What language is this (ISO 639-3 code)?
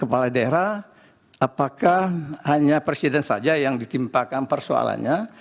ind